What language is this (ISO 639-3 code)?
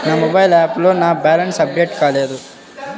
tel